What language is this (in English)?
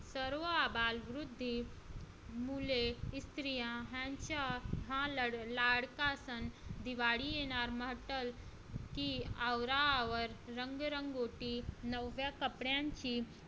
Marathi